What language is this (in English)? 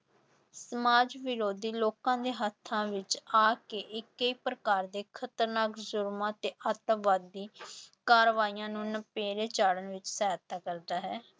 Punjabi